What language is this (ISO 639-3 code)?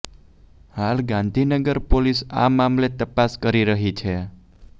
guj